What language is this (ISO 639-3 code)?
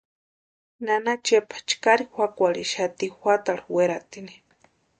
pua